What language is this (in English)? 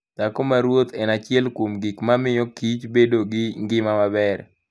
Luo (Kenya and Tanzania)